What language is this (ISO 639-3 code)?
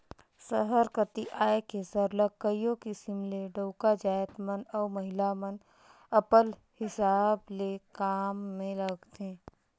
hne